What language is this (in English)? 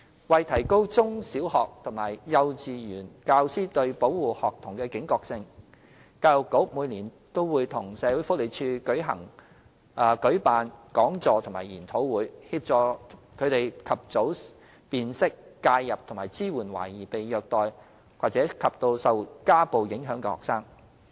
Cantonese